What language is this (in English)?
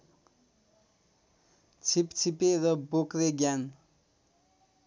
Nepali